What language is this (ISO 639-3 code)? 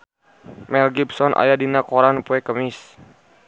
sun